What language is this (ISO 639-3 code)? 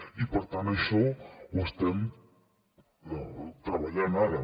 cat